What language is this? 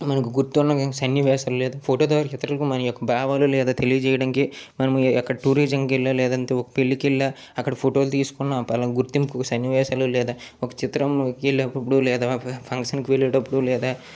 Telugu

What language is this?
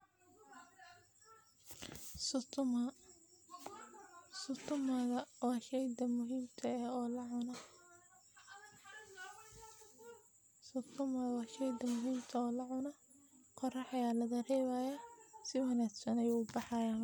Somali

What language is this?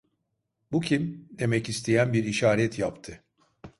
Turkish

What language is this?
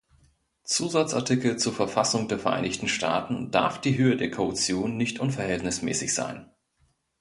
German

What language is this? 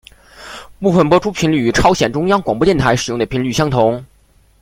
Chinese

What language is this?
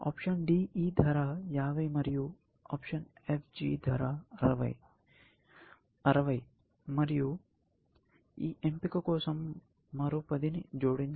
Telugu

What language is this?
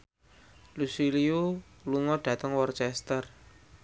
Javanese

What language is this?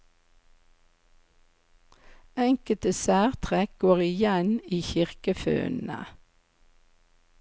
Norwegian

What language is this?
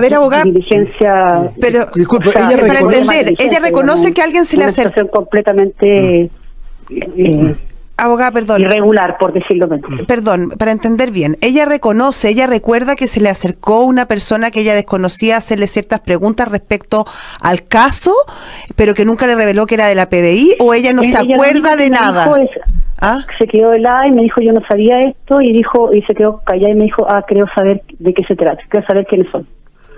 Spanish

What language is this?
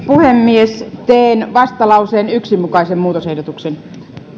Finnish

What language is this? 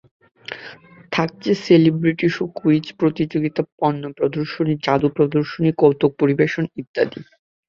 Bangla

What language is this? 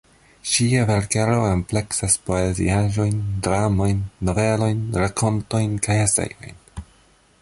Esperanto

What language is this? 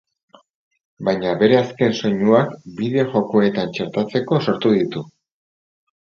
Basque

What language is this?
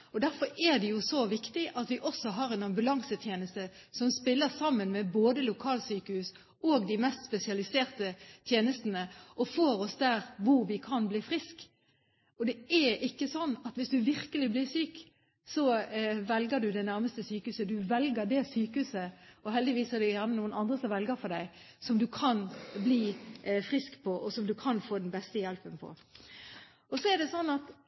Norwegian Bokmål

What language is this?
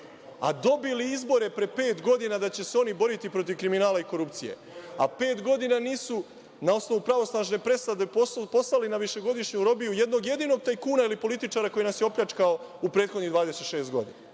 Serbian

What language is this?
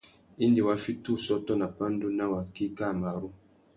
Tuki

